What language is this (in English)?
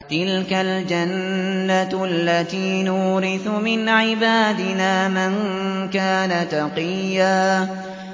Arabic